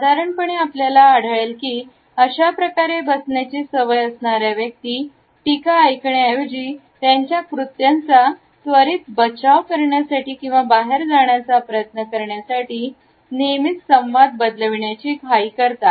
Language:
Marathi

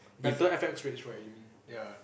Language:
English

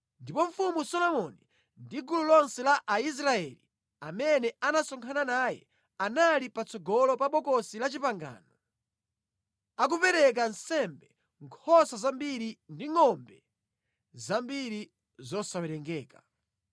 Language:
Nyanja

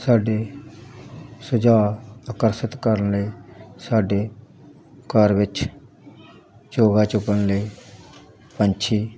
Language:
Punjabi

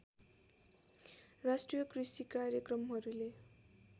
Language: Nepali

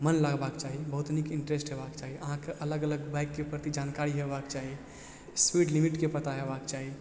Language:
Maithili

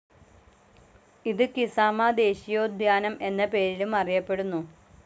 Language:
Malayalam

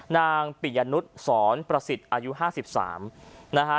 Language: Thai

